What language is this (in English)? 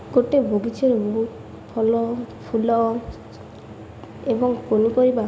Odia